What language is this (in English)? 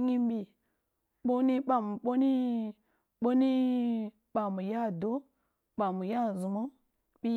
Kulung (Nigeria)